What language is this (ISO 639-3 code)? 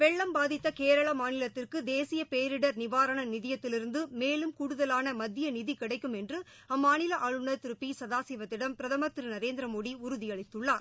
tam